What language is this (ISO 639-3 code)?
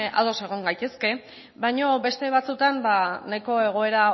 eus